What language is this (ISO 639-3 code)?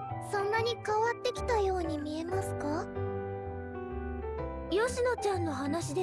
jpn